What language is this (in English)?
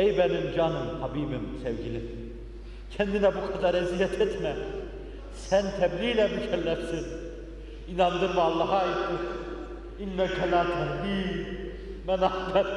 Turkish